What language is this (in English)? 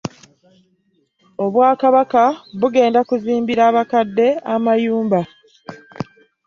Ganda